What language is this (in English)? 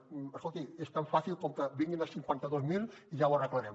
Catalan